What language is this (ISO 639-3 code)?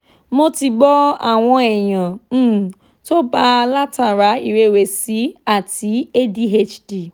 yor